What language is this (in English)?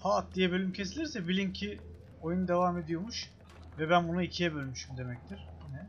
Turkish